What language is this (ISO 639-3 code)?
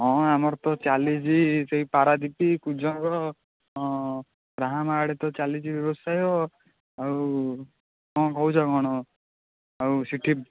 ori